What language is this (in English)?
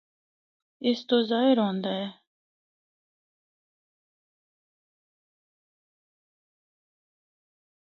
Northern Hindko